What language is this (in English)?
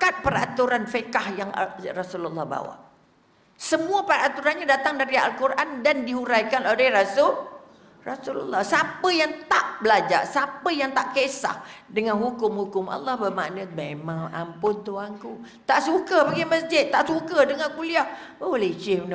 Malay